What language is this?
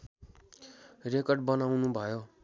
Nepali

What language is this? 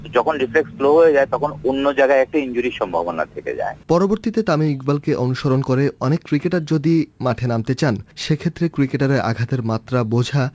Bangla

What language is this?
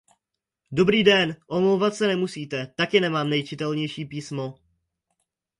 Czech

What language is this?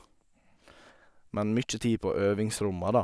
Norwegian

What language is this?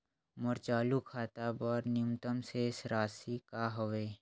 Chhattisgarhi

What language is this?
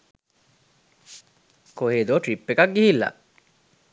Sinhala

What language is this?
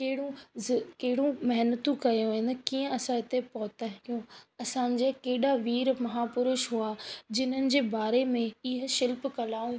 Sindhi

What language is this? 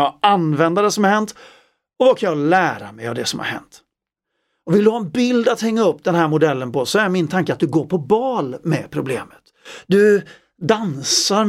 Swedish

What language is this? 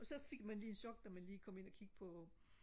Danish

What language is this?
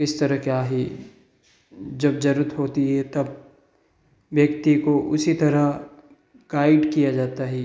Hindi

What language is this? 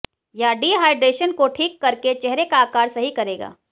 Hindi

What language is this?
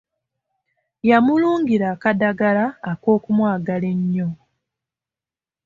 Ganda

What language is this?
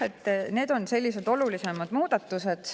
Estonian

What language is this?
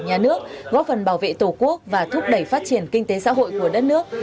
Vietnamese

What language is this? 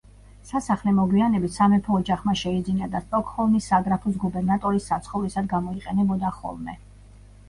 Georgian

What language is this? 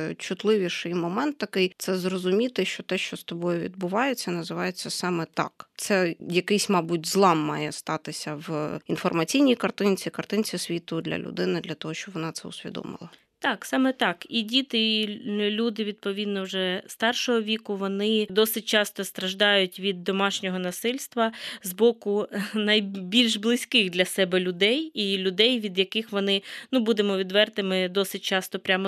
Ukrainian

